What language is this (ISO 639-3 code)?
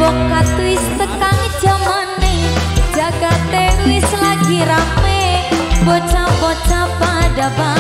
ind